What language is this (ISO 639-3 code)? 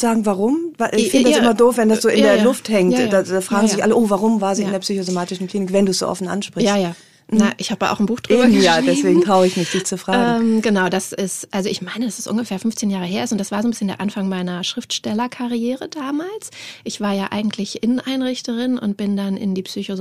deu